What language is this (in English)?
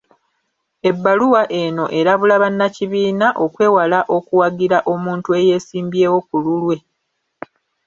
Ganda